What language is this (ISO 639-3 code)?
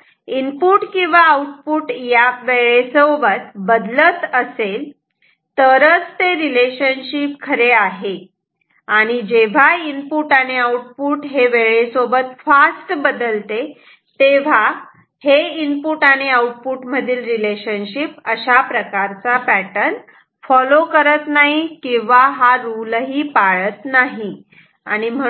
mar